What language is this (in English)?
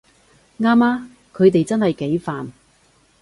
Cantonese